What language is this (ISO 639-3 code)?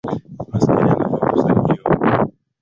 swa